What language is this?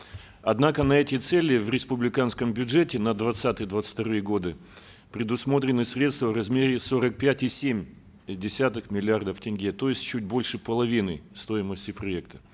Kazakh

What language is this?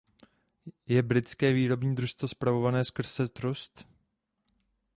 Czech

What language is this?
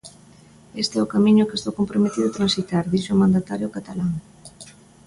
Galician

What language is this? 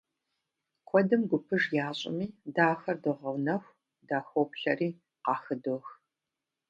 Kabardian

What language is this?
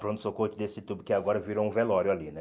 Portuguese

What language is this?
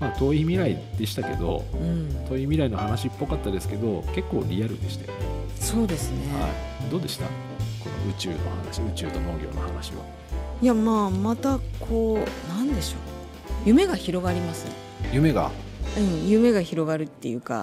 Japanese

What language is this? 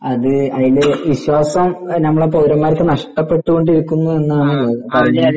Malayalam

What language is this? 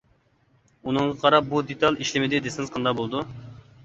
Uyghur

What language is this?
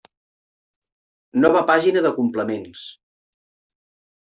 Catalan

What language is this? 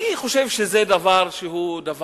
Hebrew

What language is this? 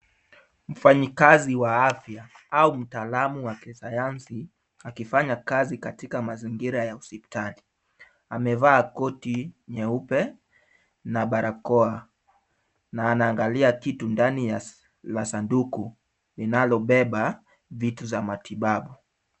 Swahili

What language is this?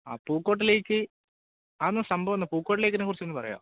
Malayalam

